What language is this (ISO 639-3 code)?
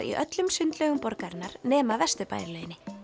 isl